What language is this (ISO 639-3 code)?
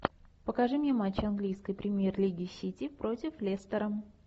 rus